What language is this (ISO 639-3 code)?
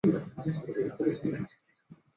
zho